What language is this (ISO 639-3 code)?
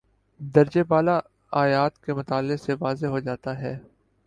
urd